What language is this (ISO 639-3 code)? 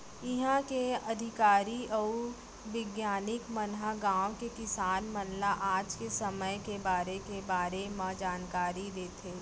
hne